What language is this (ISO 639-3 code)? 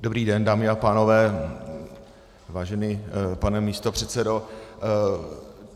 ces